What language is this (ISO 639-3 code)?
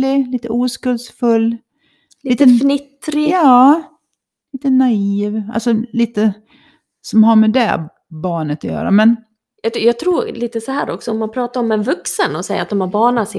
swe